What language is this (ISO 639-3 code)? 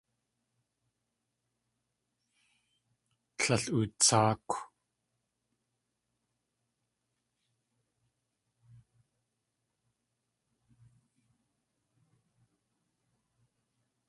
tli